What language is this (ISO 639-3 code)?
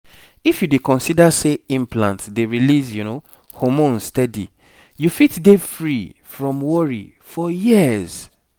pcm